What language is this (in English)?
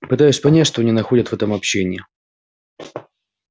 Russian